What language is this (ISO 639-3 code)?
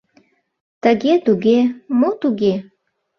chm